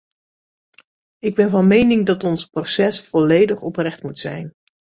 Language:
Dutch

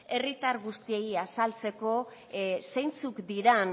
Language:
Basque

